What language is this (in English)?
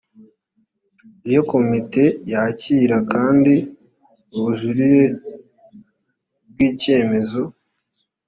Kinyarwanda